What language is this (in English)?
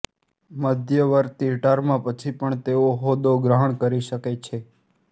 Gujarati